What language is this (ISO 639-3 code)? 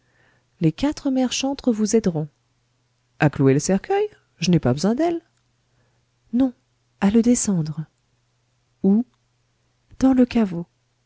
fra